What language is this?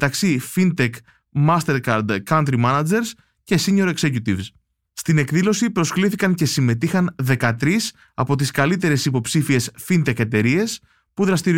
Greek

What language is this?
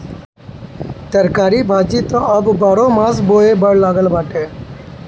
Bhojpuri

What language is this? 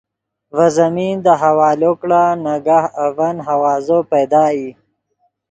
Yidgha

